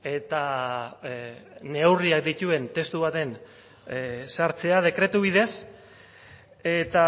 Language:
Basque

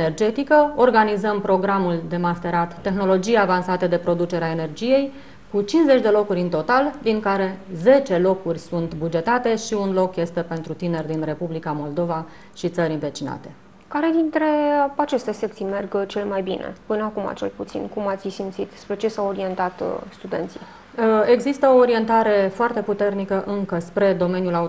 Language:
Romanian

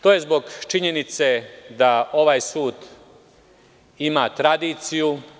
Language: Serbian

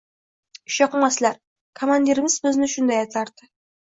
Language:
Uzbek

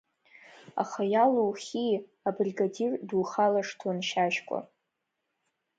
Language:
Abkhazian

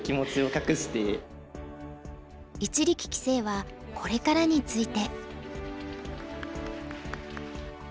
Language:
Japanese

